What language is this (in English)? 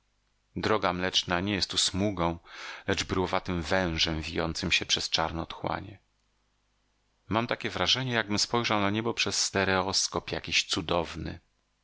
Polish